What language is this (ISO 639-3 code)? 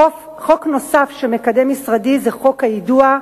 heb